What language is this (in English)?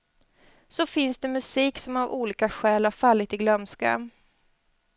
Swedish